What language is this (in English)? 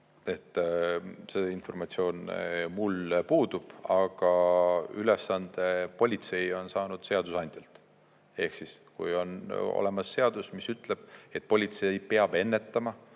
Estonian